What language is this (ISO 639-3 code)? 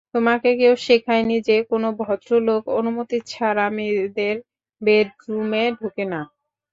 ben